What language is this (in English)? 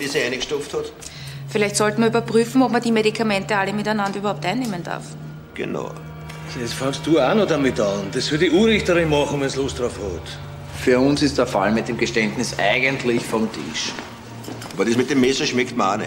German